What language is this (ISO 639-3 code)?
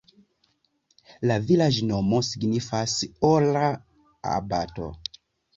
epo